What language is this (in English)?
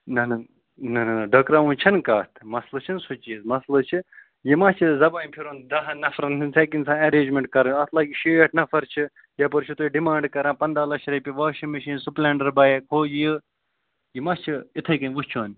Kashmiri